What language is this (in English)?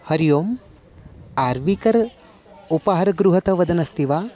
Sanskrit